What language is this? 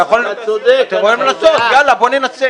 Hebrew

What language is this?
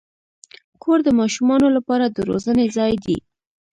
Pashto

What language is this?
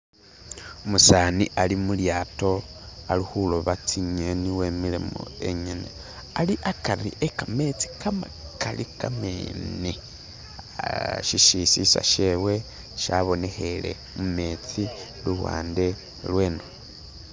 Masaaba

